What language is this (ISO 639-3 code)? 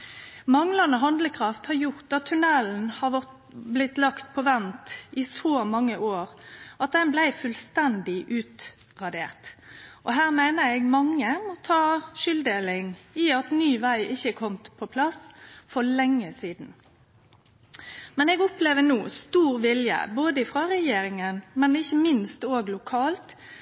nno